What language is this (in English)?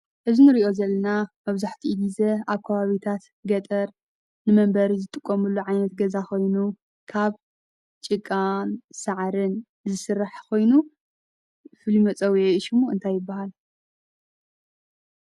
Tigrinya